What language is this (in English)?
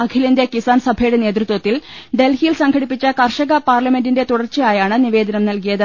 Malayalam